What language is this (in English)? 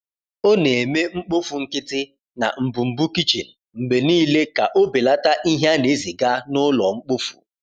Igbo